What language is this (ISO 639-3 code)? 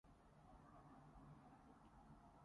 yue